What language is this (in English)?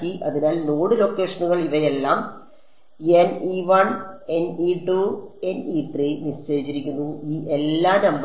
Malayalam